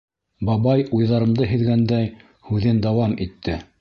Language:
Bashkir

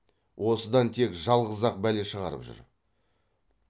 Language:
Kazakh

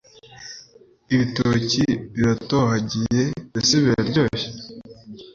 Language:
Kinyarwanda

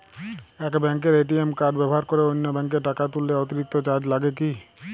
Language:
Bangla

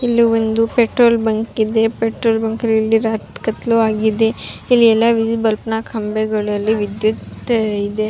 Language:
Kannada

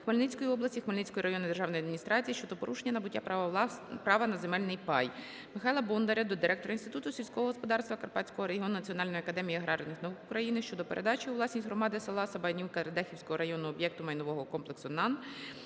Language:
Ukrainian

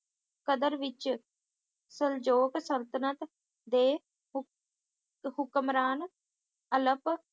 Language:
Punjabi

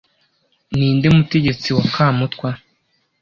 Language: Kinyarwanda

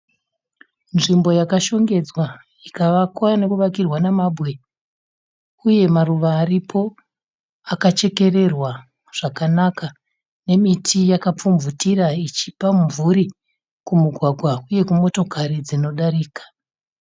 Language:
Shona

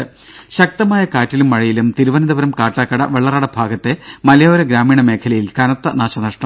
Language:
Malayalam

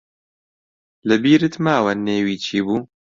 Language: Central Kurdish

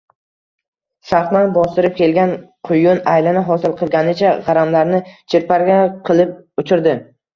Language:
Uzbek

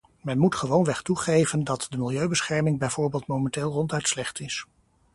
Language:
Dutch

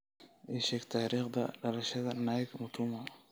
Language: Somali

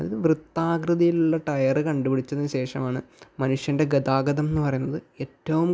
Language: Malayalam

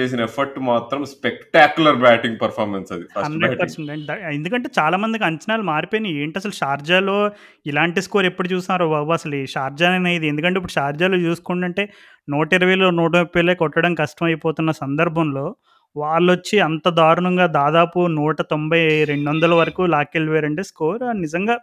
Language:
Telugu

